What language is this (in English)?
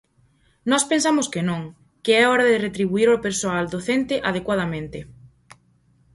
Galician